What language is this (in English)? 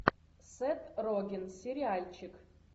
Russian